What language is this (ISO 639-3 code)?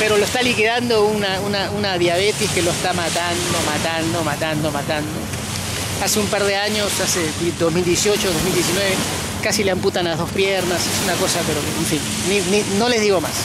spa